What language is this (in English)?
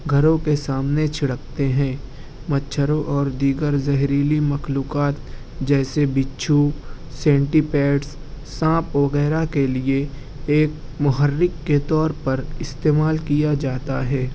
Urdu